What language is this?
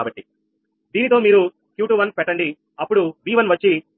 Telugu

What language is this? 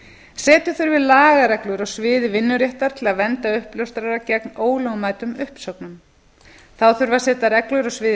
Icelandic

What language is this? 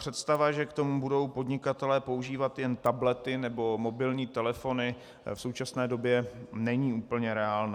Czech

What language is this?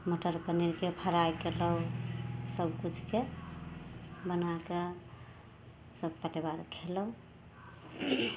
Maithili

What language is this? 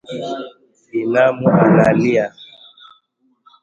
Swahili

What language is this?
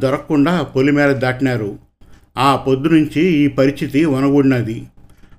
Telugu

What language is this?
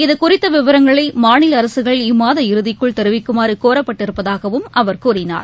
Tamil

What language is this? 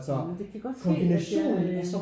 Danish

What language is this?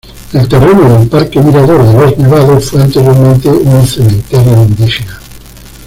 Spanish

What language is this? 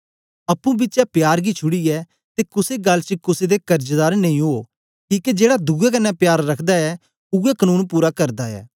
Dogri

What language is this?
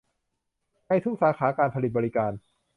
Thai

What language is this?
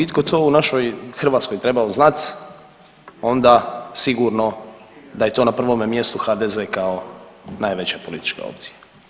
Croatian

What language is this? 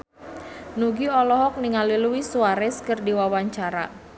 Sundanese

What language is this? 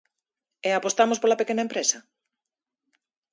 Galician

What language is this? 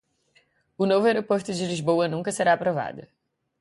Portuguese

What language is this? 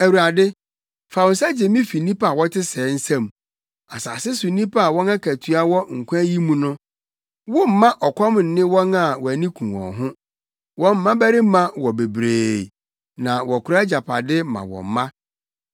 Akan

